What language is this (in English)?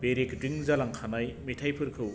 Bodo